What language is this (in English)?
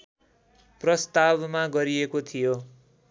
Nepali